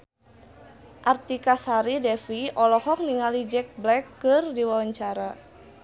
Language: Sundanese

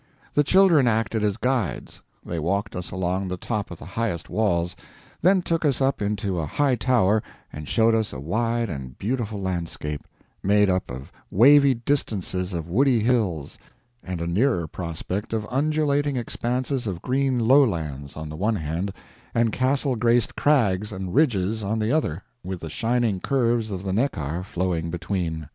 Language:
English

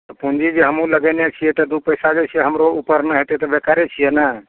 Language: Maithili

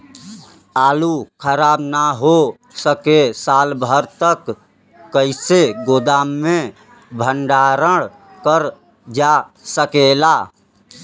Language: Bhojpuri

